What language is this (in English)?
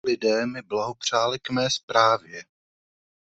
Czech